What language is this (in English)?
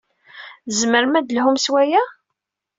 Kabyle